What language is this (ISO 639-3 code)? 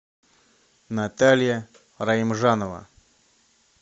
rus